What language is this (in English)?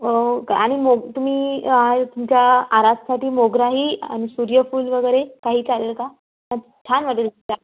Marathi